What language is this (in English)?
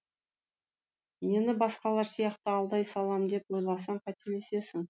Kazakh